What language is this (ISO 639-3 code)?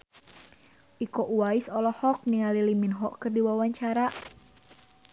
sun